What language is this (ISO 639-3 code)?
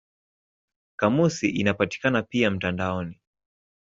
swa